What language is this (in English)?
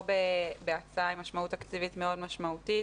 Hebrew